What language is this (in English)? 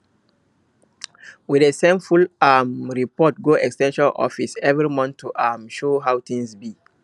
Nigerian Pidgin